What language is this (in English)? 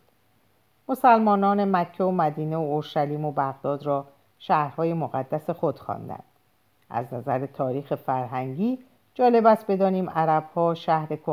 Persian